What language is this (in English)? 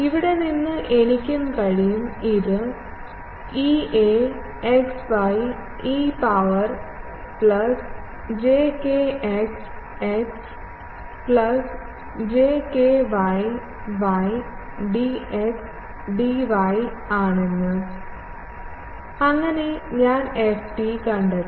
Malayalam